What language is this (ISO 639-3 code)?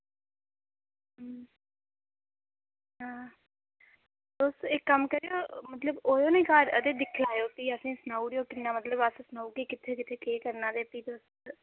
doi